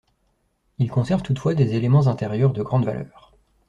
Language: French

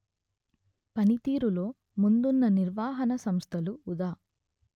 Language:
Telugu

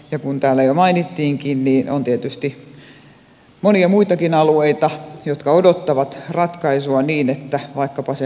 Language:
Finnish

